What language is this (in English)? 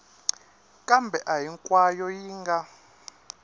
Tsonga